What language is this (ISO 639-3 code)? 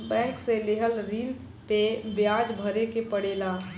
bho